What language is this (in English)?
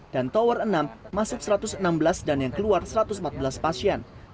Indonesian